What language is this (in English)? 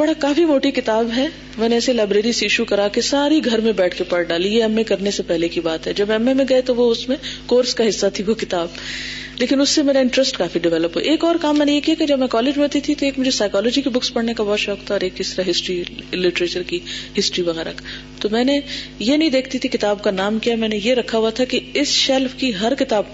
Urdu